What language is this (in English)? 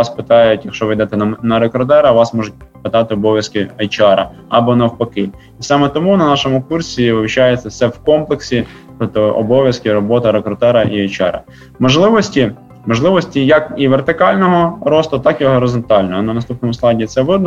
Ukrainian